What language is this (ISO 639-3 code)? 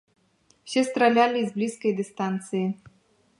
bel